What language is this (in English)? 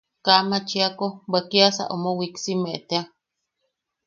Yaqui